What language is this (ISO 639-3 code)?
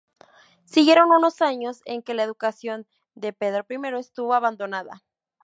spa